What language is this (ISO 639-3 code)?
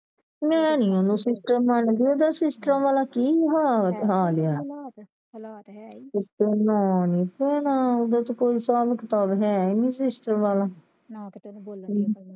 pan